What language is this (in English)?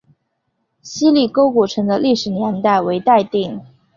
Chinese